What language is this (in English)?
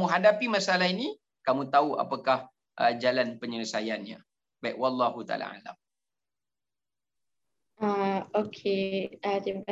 Malay